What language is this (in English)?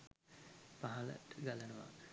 Sinhala